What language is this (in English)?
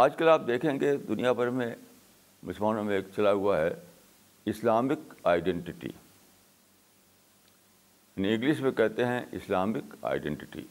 Urdu